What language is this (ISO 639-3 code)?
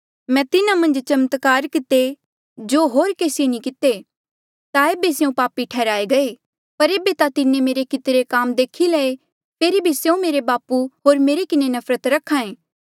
mjl